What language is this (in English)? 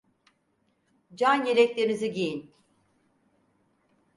Turkish